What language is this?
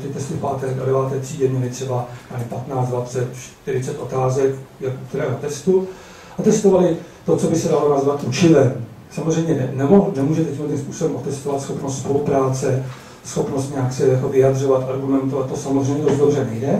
Czech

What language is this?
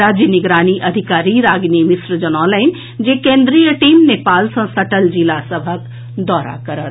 Maithili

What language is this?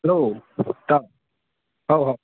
Manipuri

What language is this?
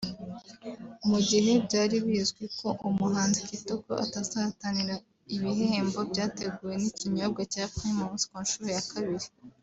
Kinyarwanda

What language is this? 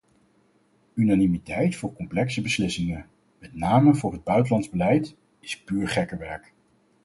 Dutch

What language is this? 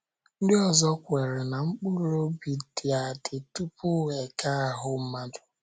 Igbo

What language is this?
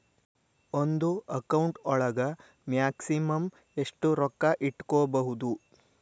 Kannada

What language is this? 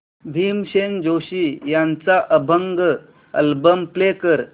Marathi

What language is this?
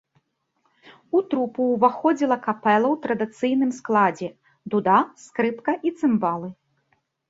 Belarusian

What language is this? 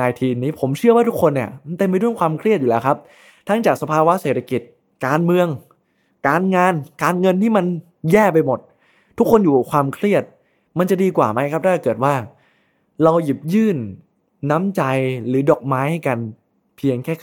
Thai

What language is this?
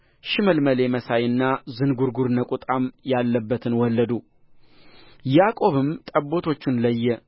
Amharic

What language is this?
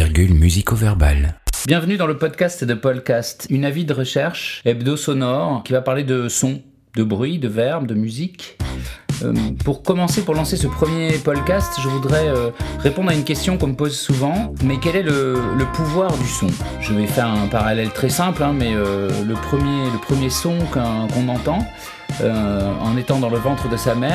French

